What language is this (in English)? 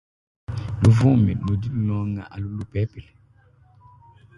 Luba-Lulua